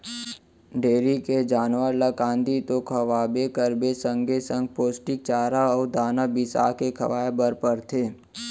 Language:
Chhattisgarhi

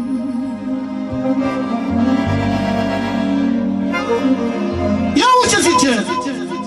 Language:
Romanian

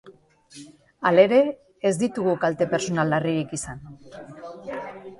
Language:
Basque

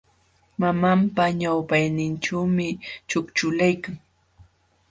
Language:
Jauja Wanca Quechua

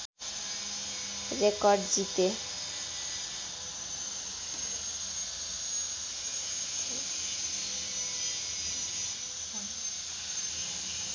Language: Nepali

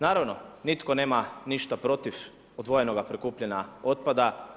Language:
Croatian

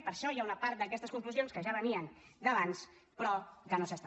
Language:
Catalan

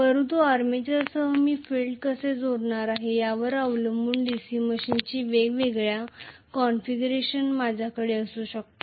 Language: Marathi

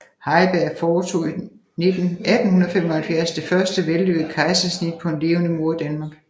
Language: Danish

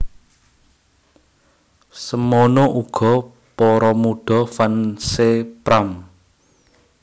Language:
Javanese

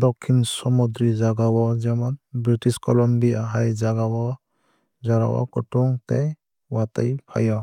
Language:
Kok Borok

